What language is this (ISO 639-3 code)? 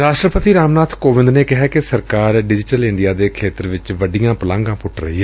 pan